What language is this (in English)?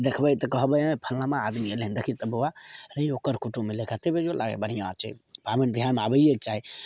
Maithili